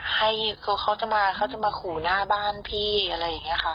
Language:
Thai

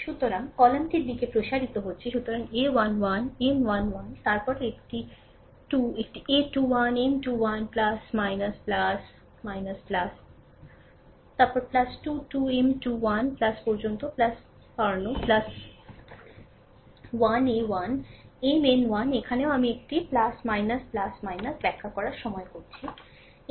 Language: Bangla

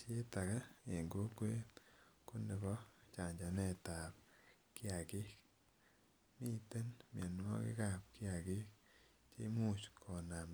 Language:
Kalenjin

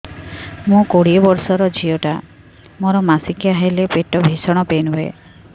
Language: Odia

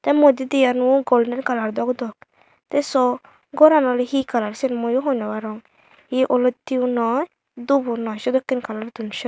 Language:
Chakma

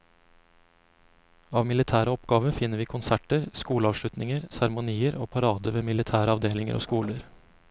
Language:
Norwegian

